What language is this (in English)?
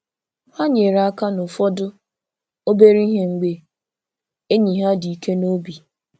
Igbo